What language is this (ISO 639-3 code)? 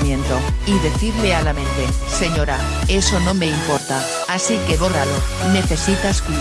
spa